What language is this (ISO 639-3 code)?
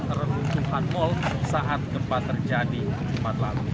ind